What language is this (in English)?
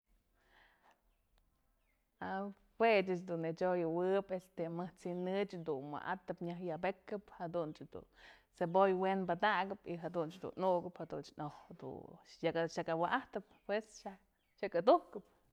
Mazatlán Mixe